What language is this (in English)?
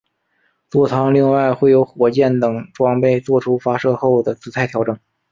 Chinese